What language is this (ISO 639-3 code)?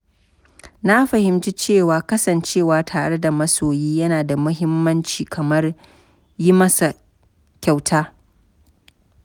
hau